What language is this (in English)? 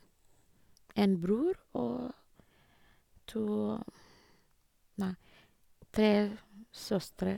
Norwegian